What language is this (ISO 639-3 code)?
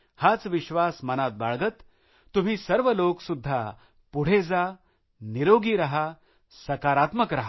mar